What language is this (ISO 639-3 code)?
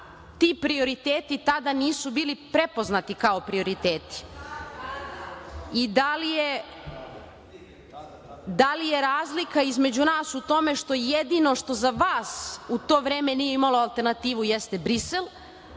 srp